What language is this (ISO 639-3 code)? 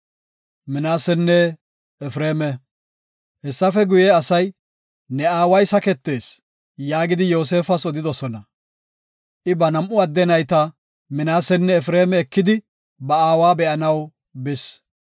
gof